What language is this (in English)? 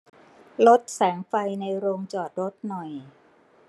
Thai